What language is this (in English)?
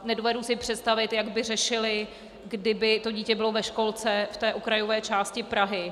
Czech